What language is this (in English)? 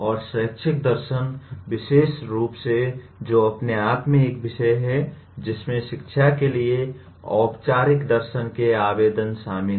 Hindi